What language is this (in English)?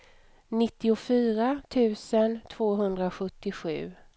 Swedish